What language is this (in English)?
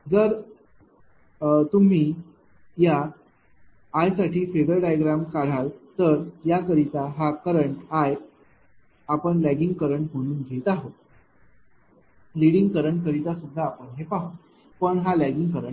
Marathi